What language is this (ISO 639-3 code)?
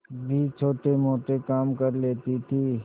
hin